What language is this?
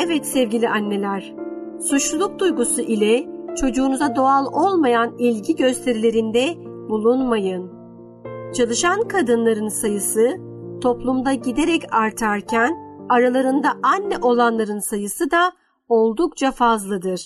Turkish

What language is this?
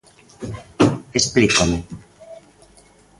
Galician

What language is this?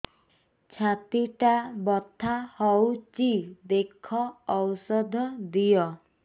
Odia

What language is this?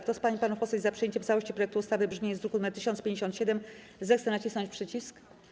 Polish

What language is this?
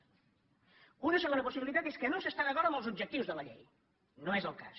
Catalan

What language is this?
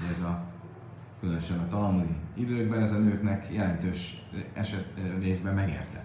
Hungarian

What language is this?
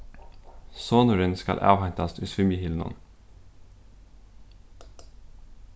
Faroese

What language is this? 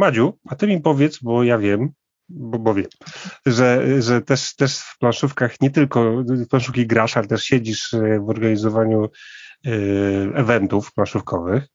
Polish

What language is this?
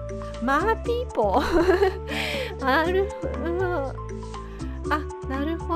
Japanese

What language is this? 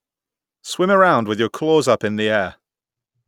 English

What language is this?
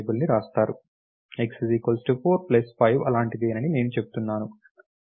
Telugu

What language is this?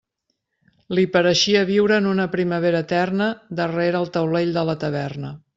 Catalan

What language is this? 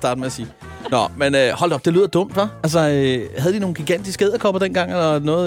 Danish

